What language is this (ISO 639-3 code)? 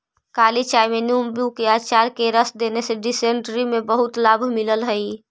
mag